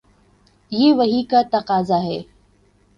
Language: Urdu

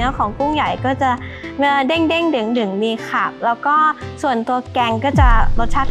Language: Thai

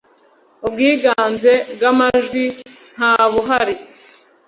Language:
Kinyarwanda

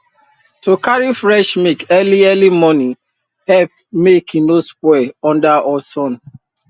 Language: Nigerian Pidgin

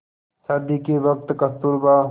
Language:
Hindi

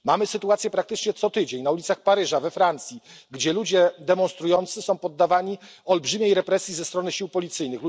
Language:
Polish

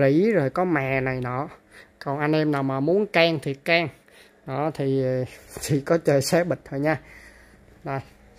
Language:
Vietnamese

